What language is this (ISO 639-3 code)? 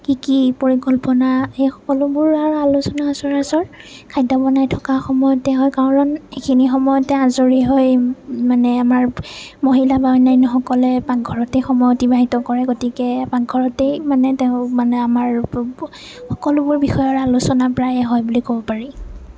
asm